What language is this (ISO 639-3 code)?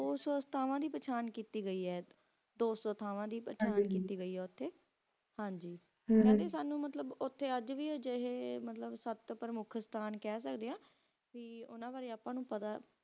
pan